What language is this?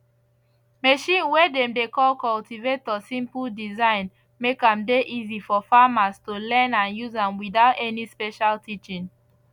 Nigerian Pidgin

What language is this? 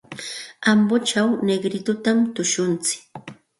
Santa Ana de Tusi Pasco Quechua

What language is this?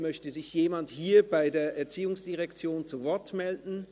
Swiss German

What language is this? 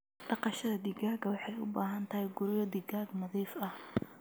Somali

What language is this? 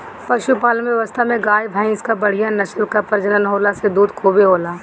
Bhojpuri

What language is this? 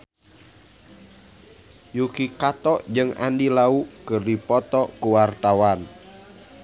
Sundanese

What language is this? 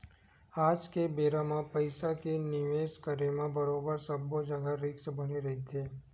Chhattisgarhi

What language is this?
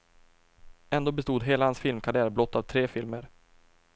Swedish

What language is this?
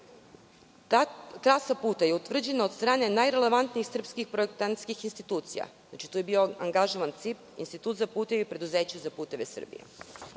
Serbian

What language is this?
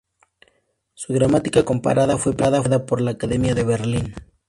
Spanish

